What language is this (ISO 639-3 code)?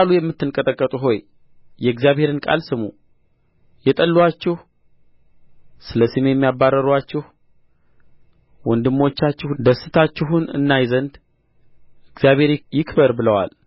amh